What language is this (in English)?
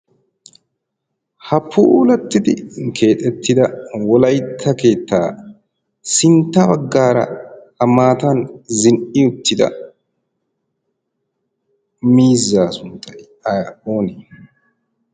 Wolaytta